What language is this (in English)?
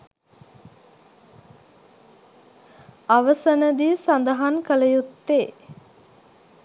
Sinhala